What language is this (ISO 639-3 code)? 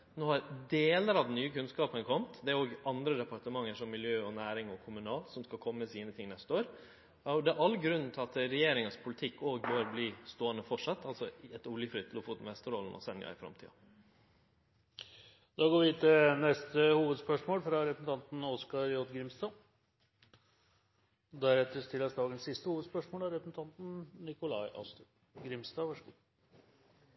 nor